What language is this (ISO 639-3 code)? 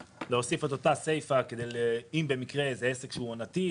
heb